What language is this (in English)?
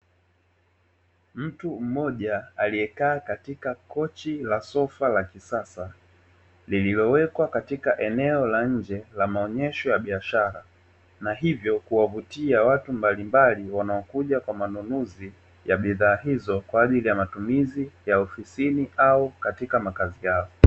Swahili